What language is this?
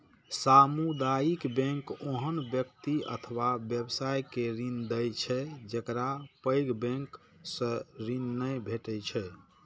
Maithili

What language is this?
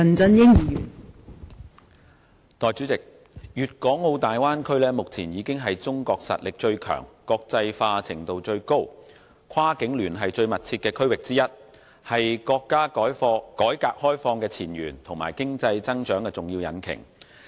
Cantonese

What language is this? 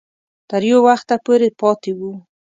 Pashto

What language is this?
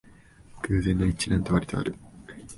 Japanese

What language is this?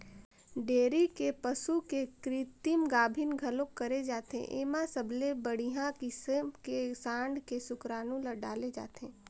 Chhattisgarhi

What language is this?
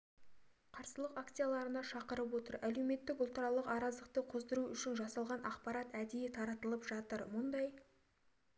Kazakh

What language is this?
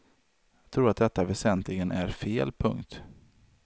Swedish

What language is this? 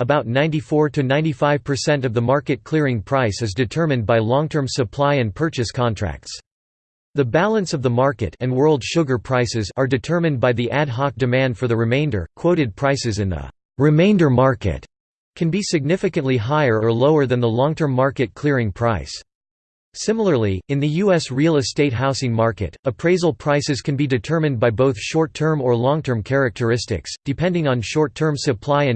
English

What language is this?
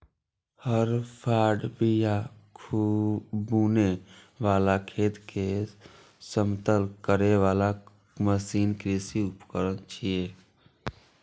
Maithili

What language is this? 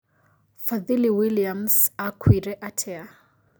Kikuyu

